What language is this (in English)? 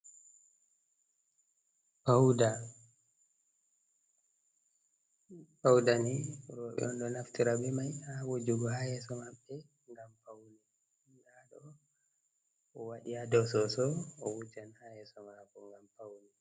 Fula